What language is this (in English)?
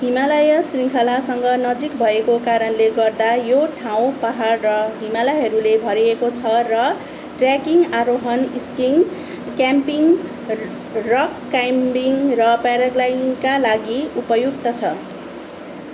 Nepali